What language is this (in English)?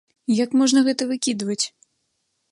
Belarusian